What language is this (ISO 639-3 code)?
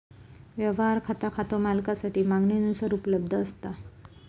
mar